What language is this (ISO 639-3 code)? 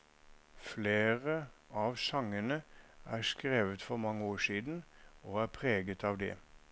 nor